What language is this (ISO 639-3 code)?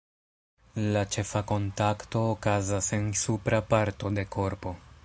epo